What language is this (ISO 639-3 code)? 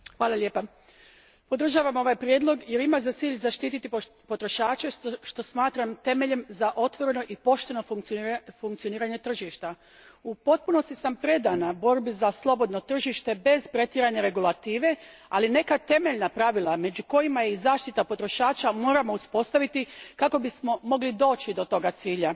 hrv